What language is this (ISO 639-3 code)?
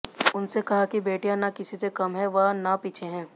hin